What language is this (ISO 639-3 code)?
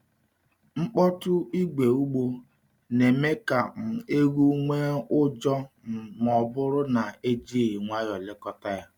ibo